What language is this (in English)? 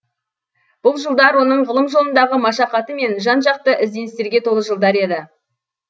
Kazakh